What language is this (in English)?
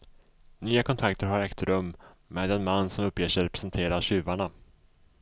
Swedish